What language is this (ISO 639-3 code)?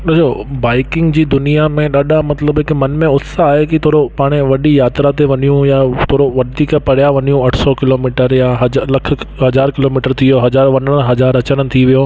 snd